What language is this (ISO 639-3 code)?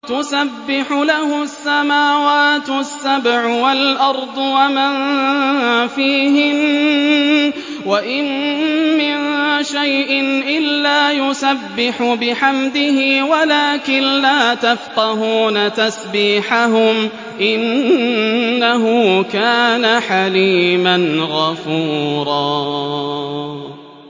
ara